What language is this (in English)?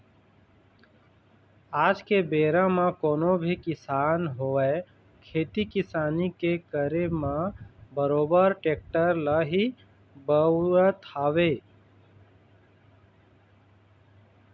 Chhattisgarhi